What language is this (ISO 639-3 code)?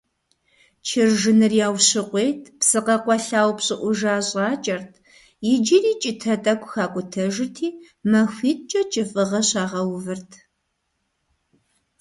kbd